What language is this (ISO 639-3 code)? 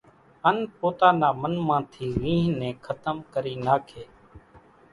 gjk